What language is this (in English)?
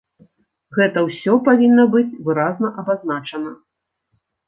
Belarusian